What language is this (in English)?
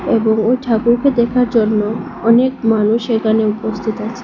Bangla